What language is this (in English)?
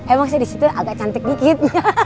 Indonesian